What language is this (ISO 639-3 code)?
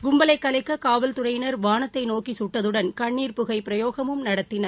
tam